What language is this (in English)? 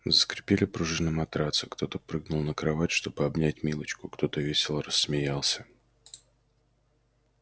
Russian